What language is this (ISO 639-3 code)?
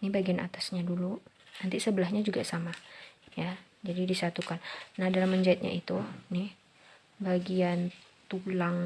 ind